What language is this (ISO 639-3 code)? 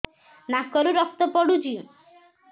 ori